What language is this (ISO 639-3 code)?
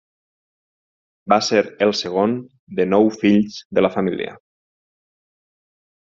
cat